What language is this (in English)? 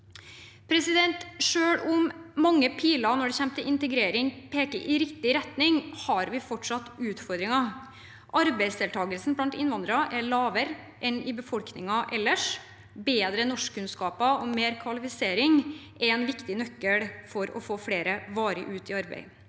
Norwegian